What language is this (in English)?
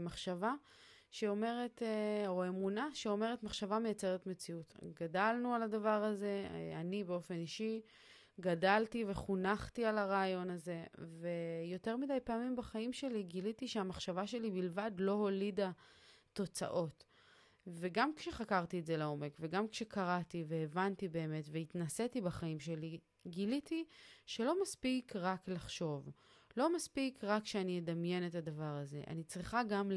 Hebrew